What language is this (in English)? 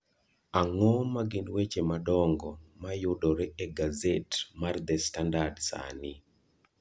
Luo (Kenya and Tanzania)